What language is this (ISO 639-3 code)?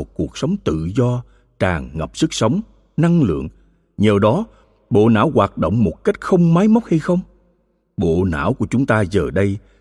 vie